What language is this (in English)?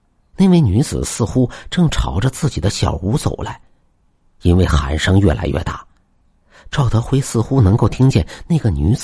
Chinese